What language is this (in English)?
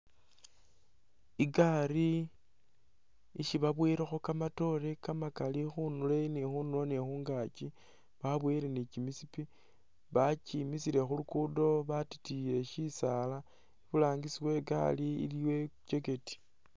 Masaaba